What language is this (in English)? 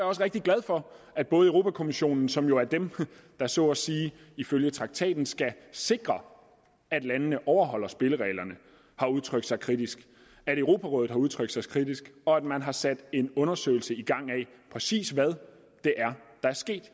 Danish